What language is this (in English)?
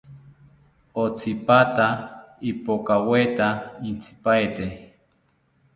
South Ucayali Ashéninka